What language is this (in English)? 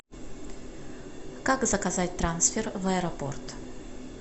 Russian